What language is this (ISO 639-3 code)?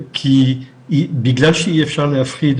heb